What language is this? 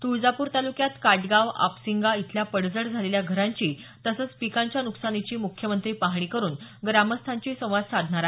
Marathi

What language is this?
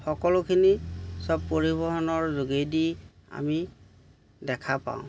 Assamese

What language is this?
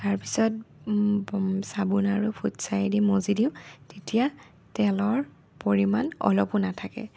Assamese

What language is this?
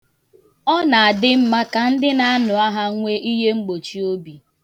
Igbo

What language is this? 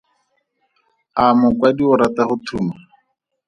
Tswana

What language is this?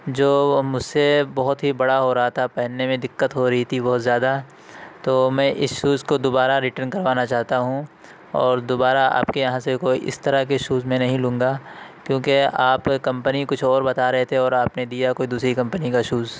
Urdu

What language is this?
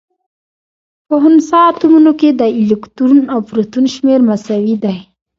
Pashto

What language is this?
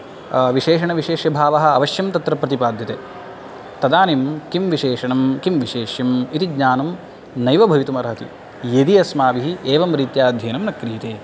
Sanskrit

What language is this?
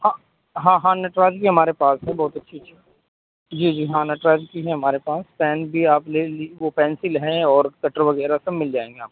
Urdu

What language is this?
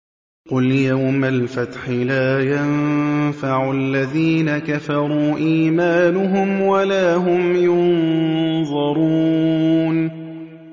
Arabic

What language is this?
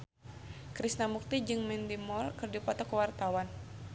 Sundanese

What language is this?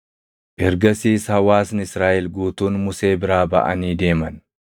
Oromo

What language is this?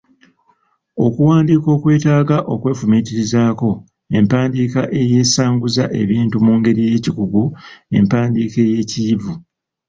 Ganda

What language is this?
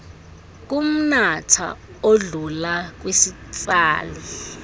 Xhosa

